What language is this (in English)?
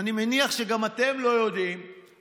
Hebrew